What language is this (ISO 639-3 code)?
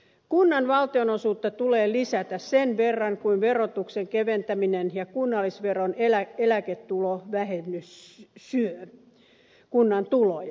fin